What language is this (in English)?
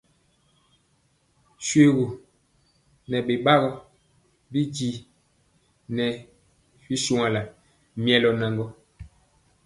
Mpiemo